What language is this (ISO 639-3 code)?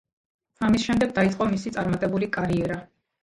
kat